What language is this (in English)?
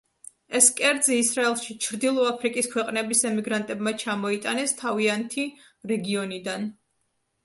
Georgian